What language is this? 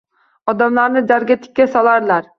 Uzbek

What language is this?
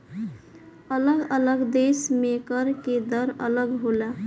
Bhojpuri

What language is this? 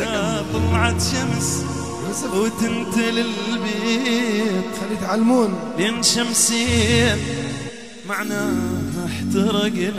Arabic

